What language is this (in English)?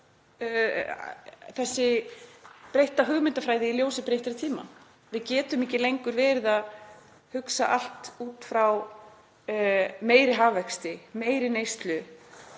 Icelandic